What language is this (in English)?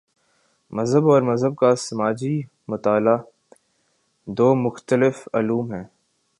Urdu